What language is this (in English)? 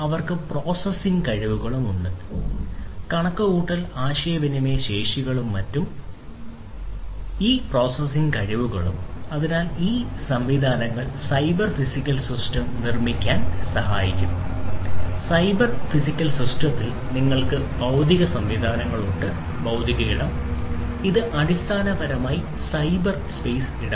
Malayalam